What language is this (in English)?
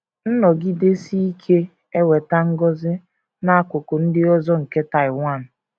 Igbo